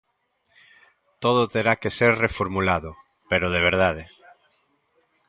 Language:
Galician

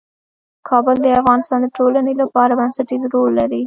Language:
Pashto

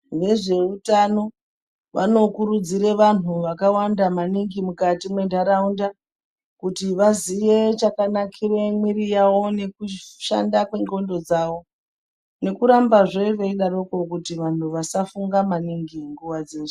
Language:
Ndau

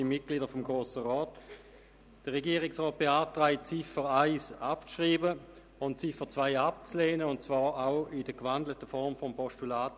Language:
Swiss German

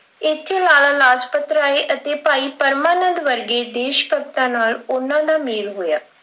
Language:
Punjabi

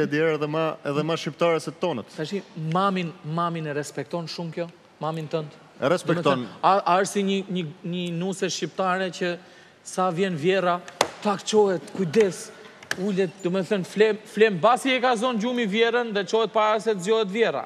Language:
Romanian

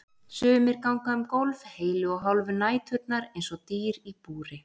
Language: Icelandic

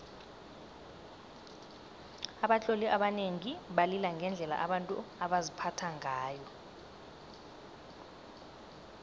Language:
South Ndebele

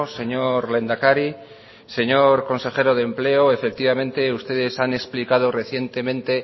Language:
Spanish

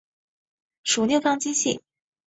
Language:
Chinese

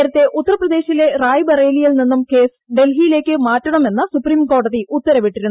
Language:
Malayalam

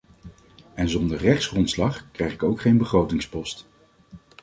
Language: Dutch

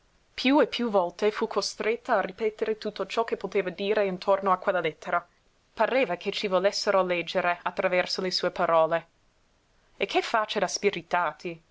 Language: Italian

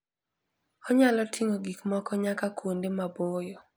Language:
Luo (Kenya and Tanzania)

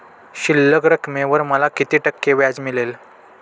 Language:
Marathi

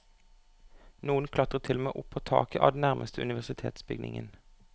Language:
Norwegian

